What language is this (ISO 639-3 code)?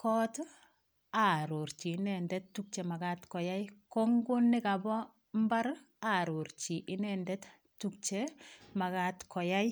kln